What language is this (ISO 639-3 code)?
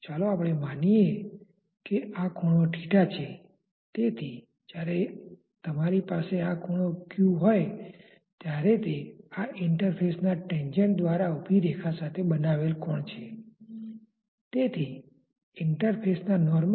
guj